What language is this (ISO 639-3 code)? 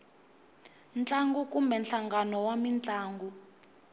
tso